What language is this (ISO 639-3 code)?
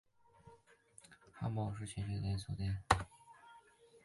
zho